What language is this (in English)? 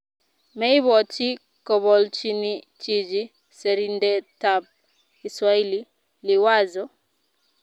Kalenjin